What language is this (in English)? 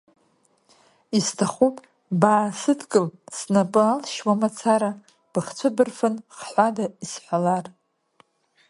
Abkhazian